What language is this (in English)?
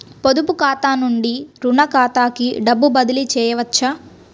Telugu